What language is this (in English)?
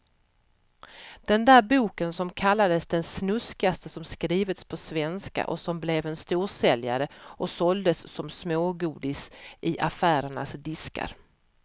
Swedish